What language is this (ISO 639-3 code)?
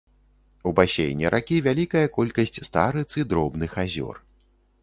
bel